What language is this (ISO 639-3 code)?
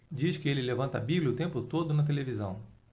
por